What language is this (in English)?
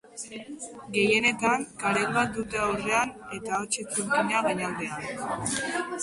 Basque